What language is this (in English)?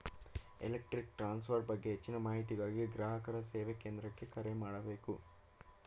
Kannada